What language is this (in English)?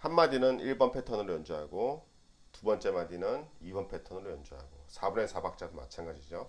Korean